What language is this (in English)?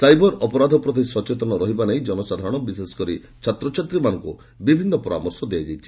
Odia